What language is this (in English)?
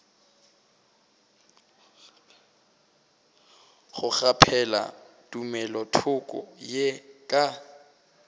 Northern Sotho